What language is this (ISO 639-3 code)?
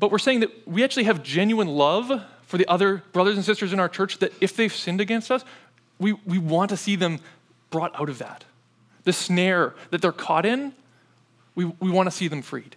eng